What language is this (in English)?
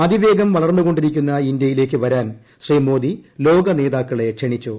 Malayalam